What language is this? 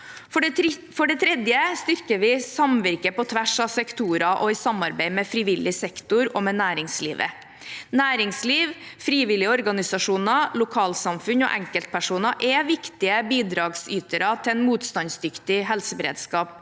Norwegian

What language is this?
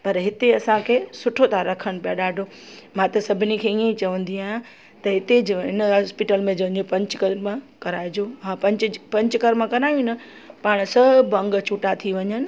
Sindhi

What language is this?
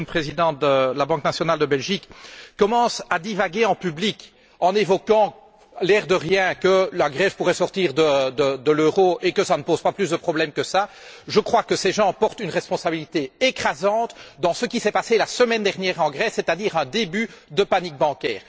French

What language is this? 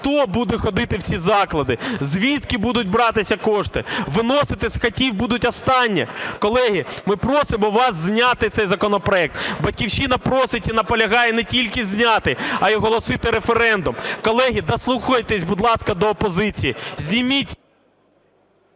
Ukrainian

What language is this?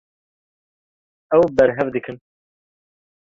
Kurdish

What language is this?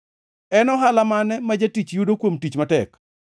Luo (Kenya and Tanzania)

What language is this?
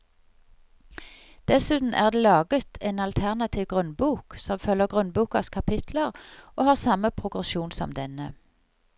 Norwegian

